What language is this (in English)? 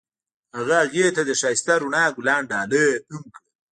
Pashto